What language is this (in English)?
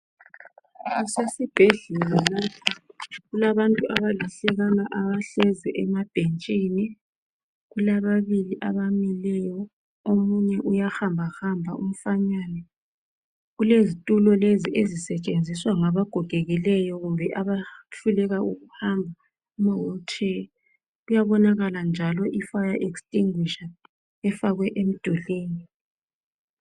North Ndebele